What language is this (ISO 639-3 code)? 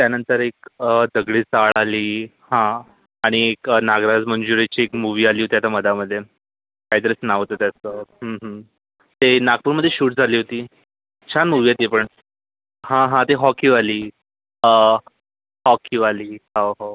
mar